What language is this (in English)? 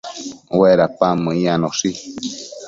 Matsés